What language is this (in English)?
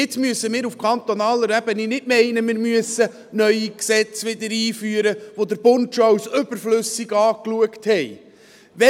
Swiss German